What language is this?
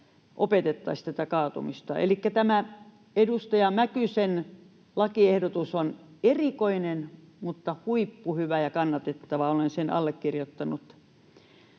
Finnish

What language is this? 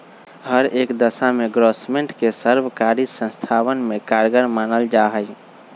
Magahi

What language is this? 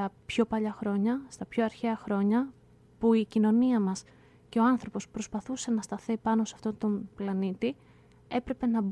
Greek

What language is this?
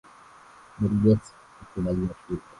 Swahili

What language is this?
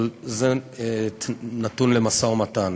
Hebrew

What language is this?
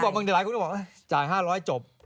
Thai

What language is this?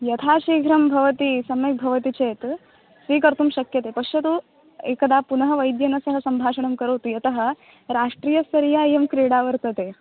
Sanskrit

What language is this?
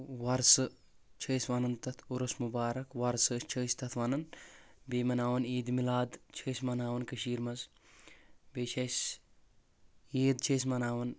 Kashmiri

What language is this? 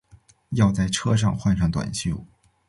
Chinese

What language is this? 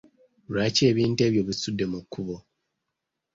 Ganda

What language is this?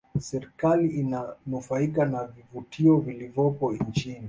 Swahili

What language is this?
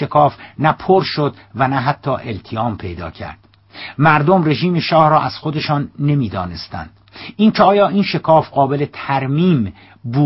Persian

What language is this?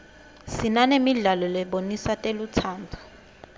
Swati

